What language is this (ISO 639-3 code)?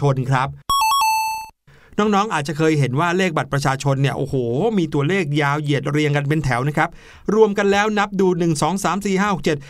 tha